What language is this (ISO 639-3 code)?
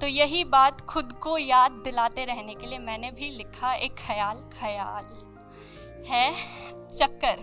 hin